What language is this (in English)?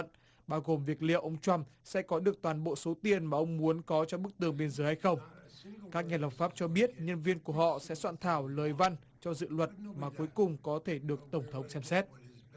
Vietnamese